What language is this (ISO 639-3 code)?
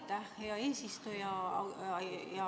est